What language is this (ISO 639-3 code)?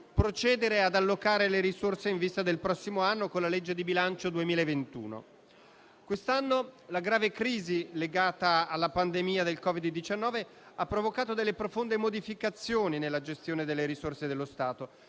ita